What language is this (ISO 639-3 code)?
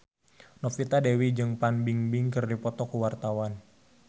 sun